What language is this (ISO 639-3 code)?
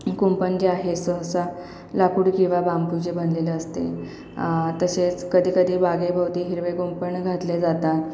mar